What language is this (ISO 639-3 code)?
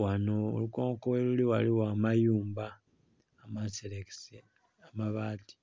xog